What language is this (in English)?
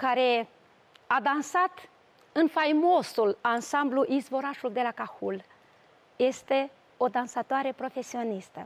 Romanian